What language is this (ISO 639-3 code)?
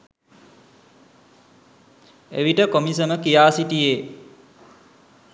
sin